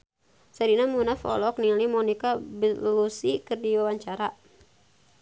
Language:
Sundanese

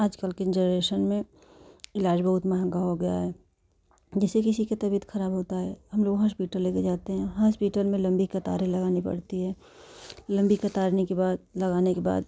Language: Hindi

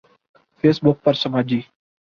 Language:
Urdu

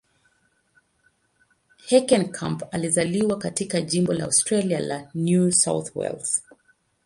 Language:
Swahili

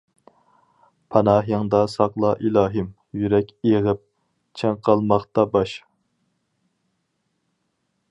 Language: Uyghur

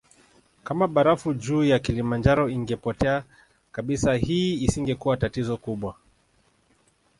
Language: Swahili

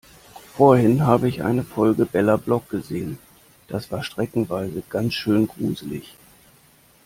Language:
German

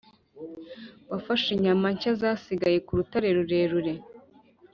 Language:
Kinyarwanda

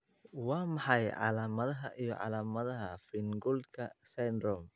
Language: Somali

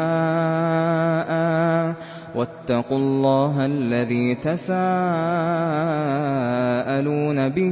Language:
Arabic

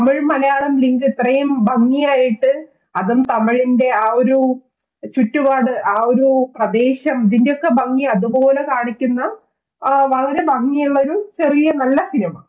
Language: Malayalam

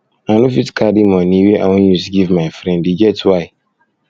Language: Nigerian Pidgin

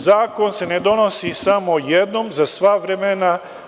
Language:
Serbian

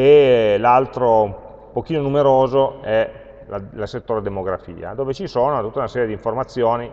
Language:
Italian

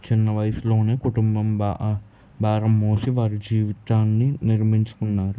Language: Telugu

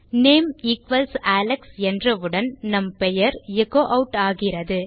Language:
Tamil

